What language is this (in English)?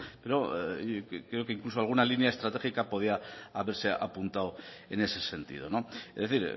Spanish